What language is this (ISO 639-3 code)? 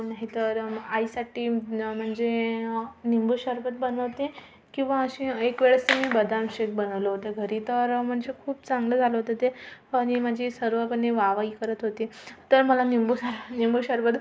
mar